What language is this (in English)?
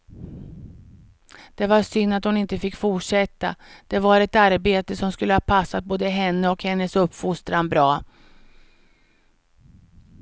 Swedish